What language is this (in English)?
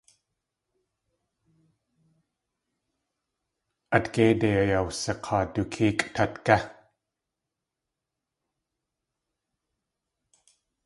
Tlingit